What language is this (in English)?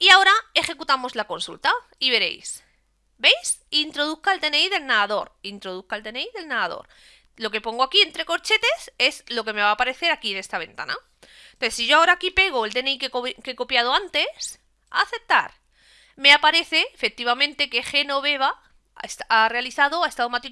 Spanish